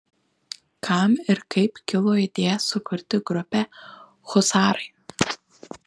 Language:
Lithuanian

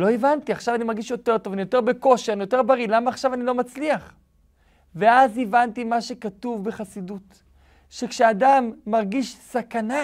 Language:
Hebrew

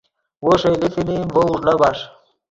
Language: Yidgha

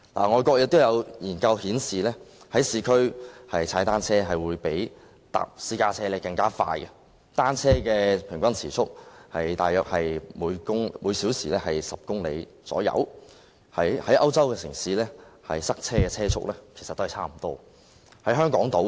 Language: Cantonese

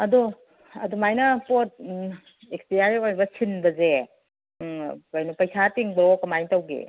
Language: Manipuri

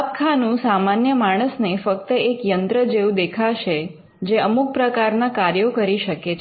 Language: Gujarati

